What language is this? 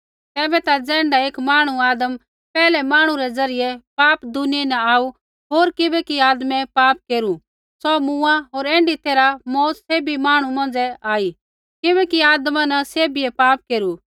Kullu Pahari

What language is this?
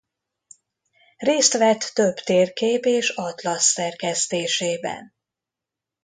Hungarian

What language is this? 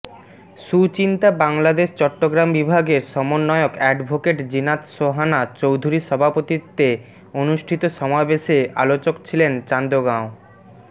Bangla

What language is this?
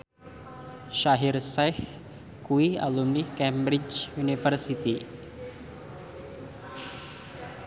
Javanese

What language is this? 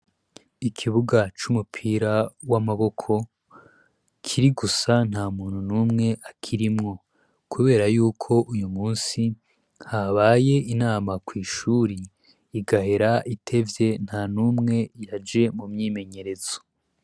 Rundi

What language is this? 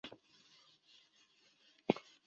Chinese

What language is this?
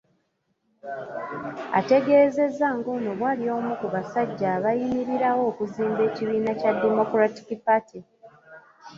Ganda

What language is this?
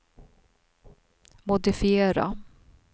Swedish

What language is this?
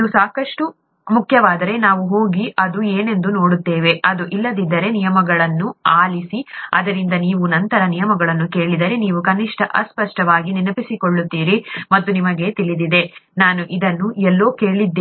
Kannada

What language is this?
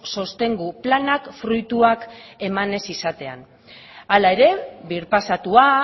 Basque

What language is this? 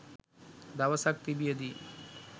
Sinhala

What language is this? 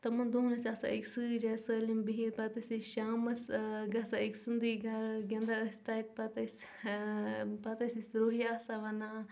Kashmiri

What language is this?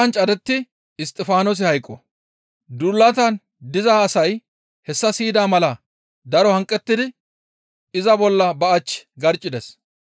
Gamo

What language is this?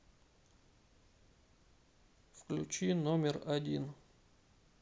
Russian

